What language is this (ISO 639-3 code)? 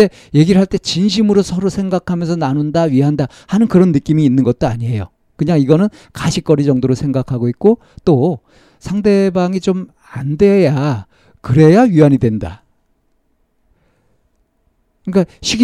kor